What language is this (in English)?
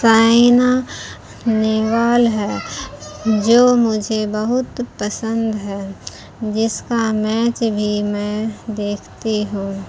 Urdu